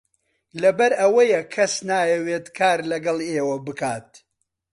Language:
Central Kurdish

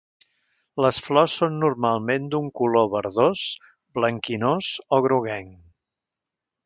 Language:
Catalan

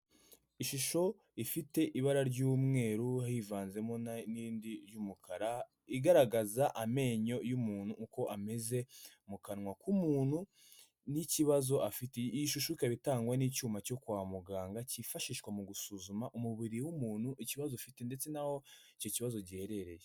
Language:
Kinyarwanda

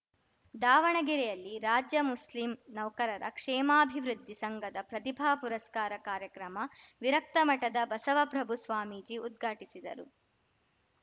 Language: Kannada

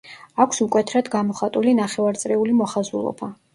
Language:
Georgian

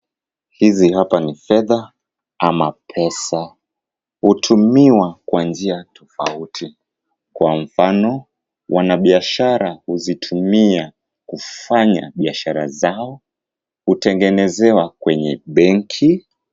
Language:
Swahili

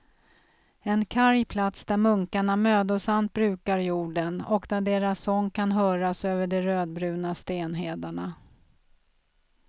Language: Swedish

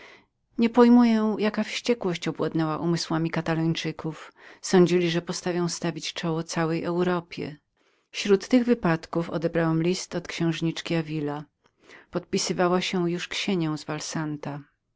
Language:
Polish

